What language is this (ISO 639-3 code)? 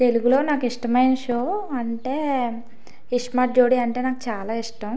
tel